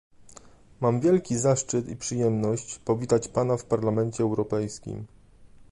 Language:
Polish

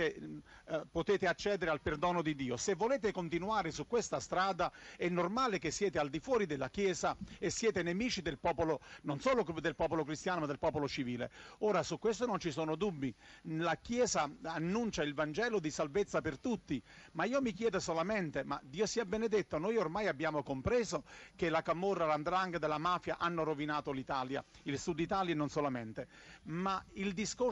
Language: Italian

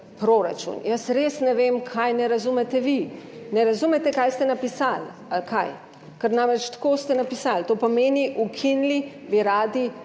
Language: Slovenian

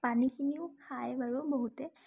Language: Assamese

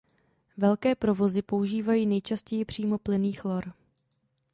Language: Czech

